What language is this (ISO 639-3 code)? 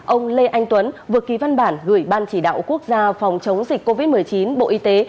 vie